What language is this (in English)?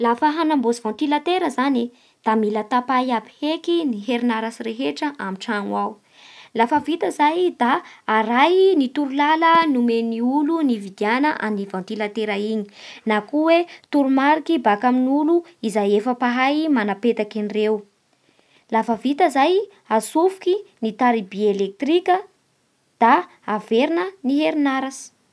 Bara Malagasy